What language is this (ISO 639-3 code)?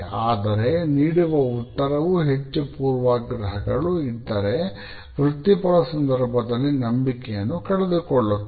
kan